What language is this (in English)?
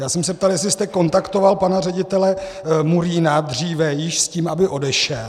Czech